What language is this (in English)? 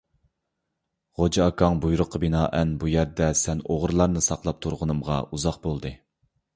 Uyghur